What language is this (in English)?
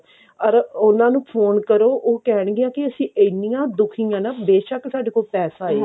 Punjabi